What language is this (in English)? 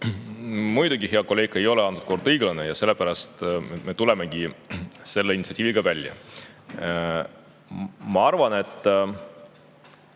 Estonian